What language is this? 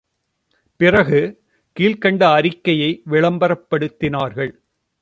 Tamil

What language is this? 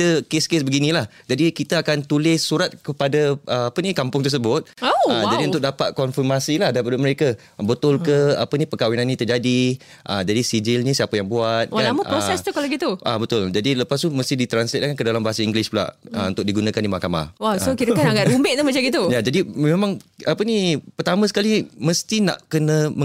Malay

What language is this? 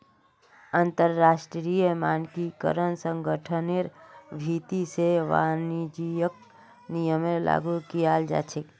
Magahi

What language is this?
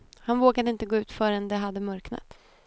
Swedish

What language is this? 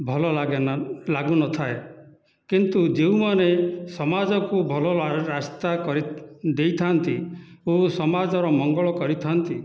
Odia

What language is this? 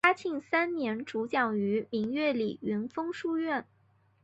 Chinese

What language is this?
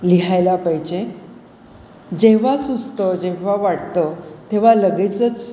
Marathi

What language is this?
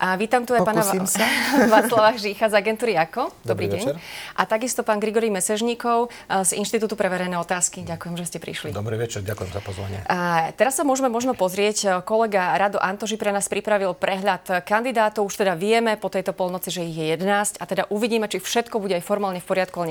Slovak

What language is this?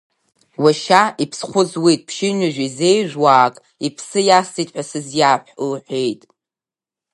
Abkhazian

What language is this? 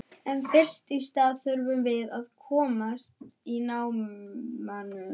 Icelandic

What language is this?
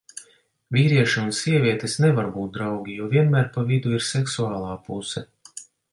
Latvian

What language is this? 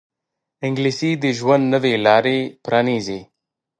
Pashto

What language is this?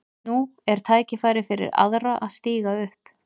Icelandic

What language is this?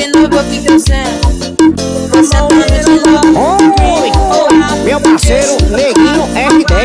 Portuguese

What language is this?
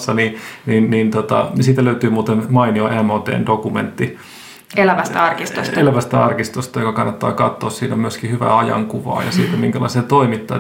Finnish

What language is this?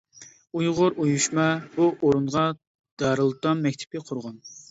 Uyghur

